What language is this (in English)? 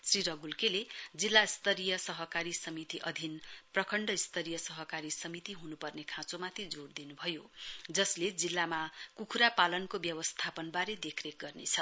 Nepali